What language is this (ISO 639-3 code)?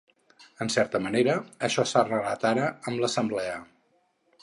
cat